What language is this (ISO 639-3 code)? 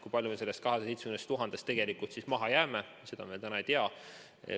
est